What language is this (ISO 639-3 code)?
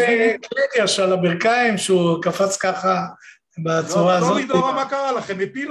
heb